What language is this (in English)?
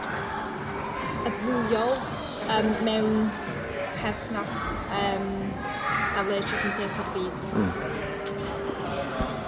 Welsh